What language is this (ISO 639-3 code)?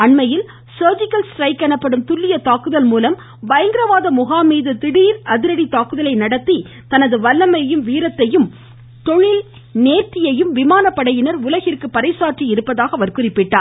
tam